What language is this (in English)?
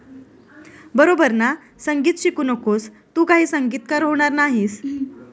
Marathi